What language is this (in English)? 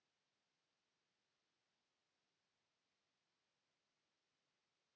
Finnish